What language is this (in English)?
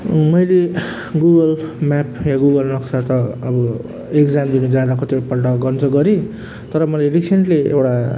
Nepali